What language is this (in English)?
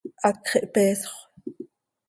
Seri